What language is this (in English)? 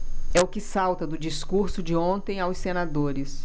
Portuguese